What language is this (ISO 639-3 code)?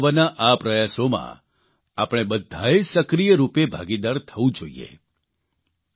guj